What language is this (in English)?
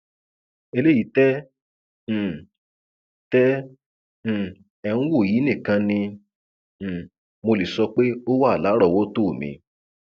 Yoruba